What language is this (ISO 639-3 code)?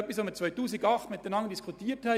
gsw